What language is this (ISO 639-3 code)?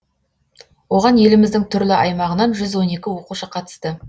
kaz